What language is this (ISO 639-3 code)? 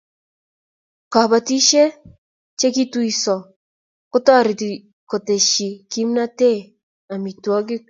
kln